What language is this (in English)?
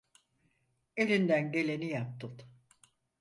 Turkish